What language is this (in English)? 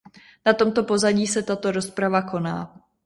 Czech